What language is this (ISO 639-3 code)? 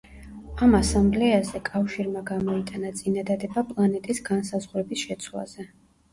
kat